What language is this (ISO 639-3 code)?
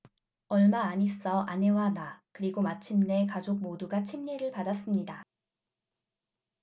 kor